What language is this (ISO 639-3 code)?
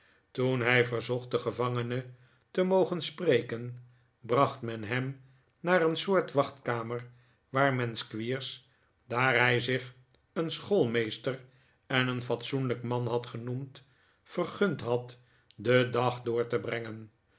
nld